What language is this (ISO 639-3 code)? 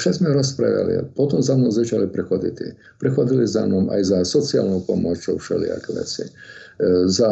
slk